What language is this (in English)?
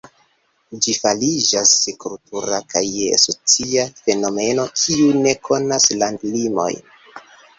Esperanto